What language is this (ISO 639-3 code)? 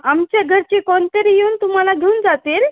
mar